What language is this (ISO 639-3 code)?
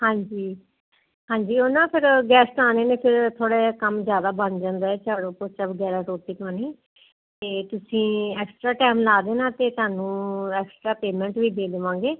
pan